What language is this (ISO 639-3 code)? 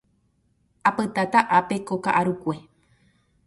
grn